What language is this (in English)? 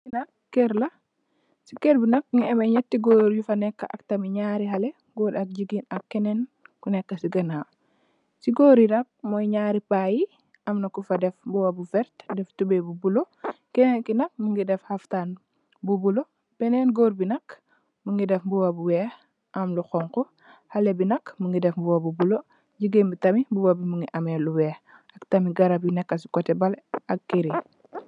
Wolof